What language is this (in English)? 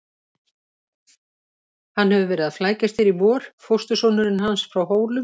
Icelandic